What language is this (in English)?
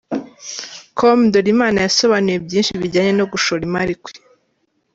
Kinyarwanda